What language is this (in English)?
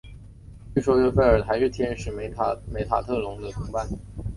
Chinese